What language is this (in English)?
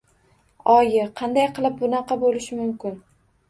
Uzbek